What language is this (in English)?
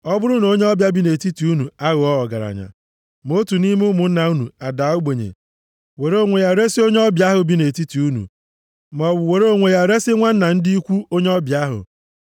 Igbo